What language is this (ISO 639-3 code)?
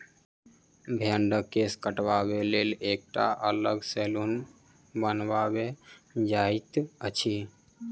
mai